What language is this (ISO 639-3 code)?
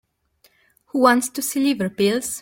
eng